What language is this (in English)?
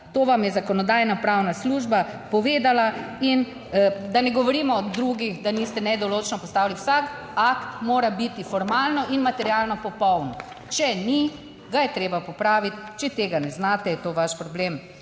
Slovenian